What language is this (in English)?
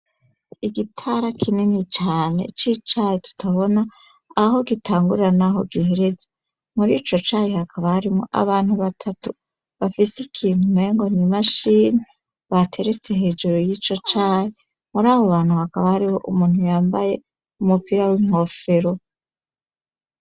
Rundi